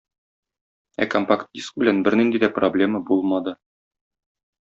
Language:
Tatar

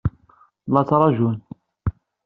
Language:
Kabyle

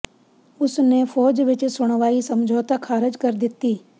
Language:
Punjabi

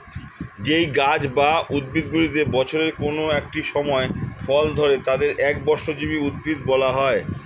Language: Bangla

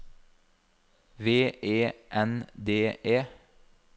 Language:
Norwegian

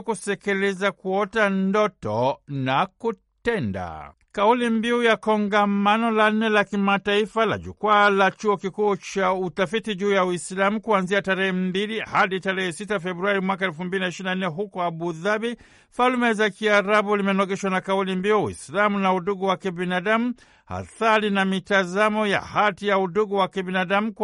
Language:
Swahili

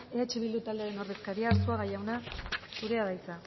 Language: Basque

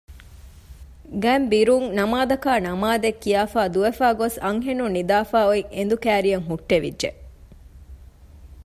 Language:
Divehi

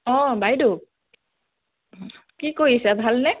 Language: Assamese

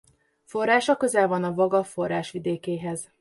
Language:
Hungarian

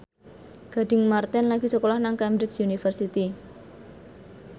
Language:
Javanese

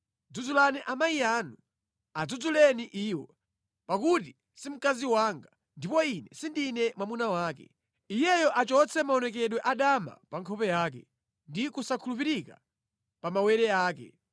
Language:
Nyanja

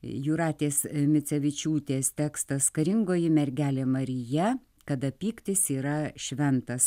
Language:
Lithuanian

